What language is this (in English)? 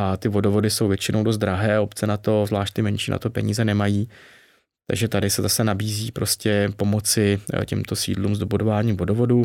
Czech